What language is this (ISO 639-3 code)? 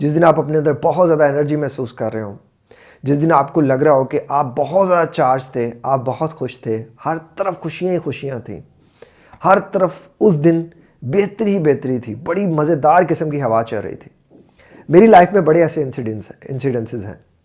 hin